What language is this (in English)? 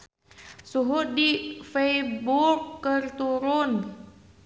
Sundanese